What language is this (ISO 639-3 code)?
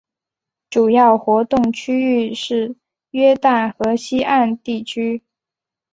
zho